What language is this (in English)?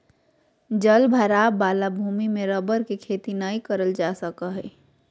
Magahi